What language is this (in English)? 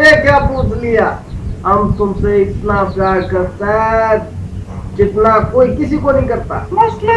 Urdu